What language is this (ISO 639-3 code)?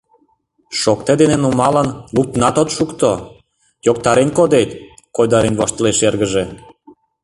chm